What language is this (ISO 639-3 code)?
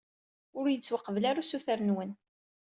kab